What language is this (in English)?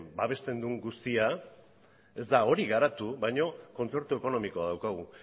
Basque